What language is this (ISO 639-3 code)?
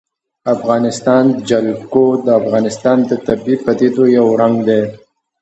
pus